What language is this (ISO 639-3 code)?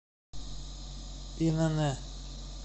rus